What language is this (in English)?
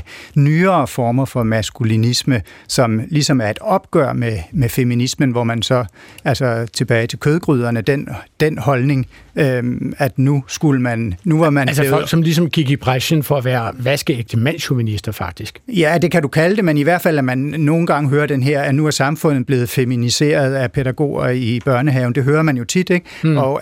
Danish